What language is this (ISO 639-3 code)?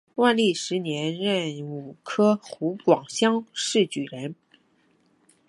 zho